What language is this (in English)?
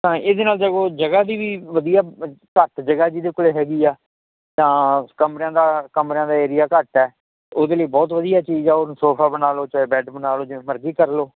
Punjabi